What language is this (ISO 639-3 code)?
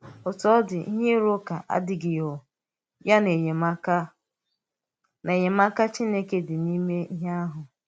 ibo